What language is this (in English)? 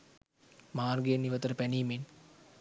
Sinhala